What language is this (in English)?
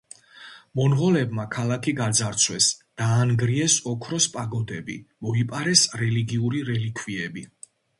Georgian